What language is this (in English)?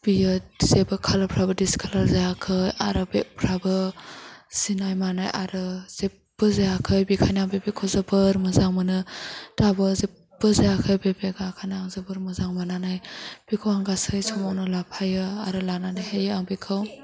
Bodo